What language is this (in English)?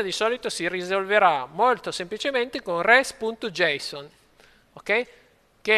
Italian